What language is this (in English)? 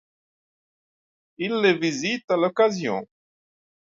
French